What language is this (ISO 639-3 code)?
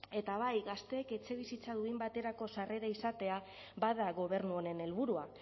eus